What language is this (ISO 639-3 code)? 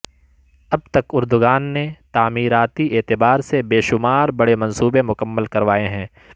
urd